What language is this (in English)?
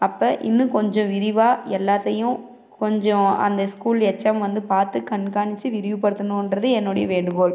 Tamil